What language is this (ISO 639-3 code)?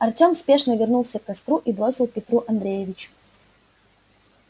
rus